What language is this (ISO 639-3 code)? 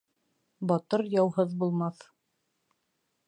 bak